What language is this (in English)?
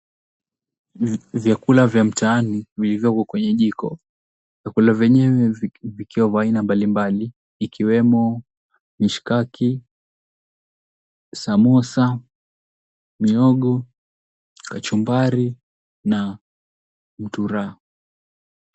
Swahili